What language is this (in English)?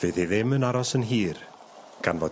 Welsh